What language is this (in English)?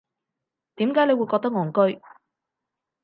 Cantonese